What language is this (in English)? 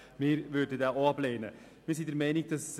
Swiss German